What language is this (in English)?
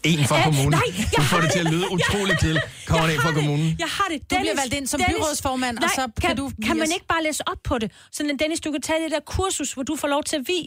Danish